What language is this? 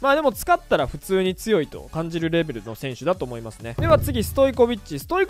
Japanese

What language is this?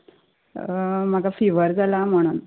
Konkani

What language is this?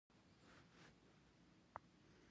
Pashto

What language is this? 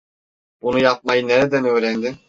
Turkish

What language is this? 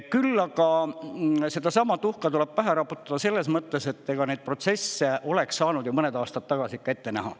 Estonian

